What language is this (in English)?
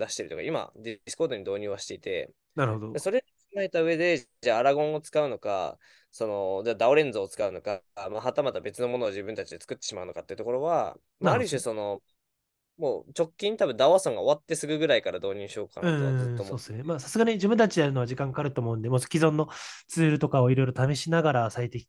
Japanese